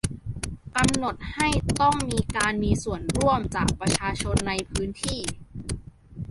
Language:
Thai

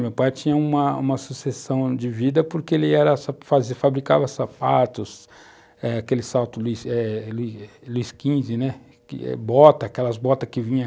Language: Portuguese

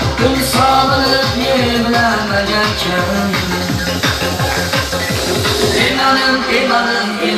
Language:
Turkish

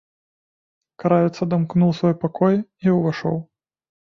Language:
Belarusian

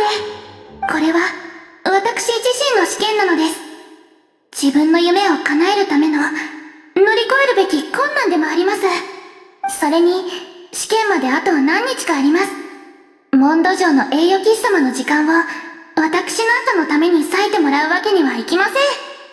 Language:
Japanese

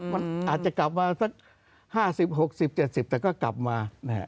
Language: Thai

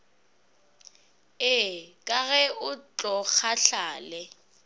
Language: Northern Sotho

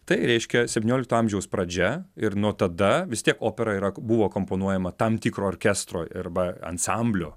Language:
Lithuanian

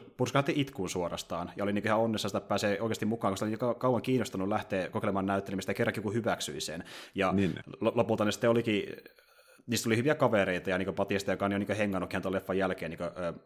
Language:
Finnish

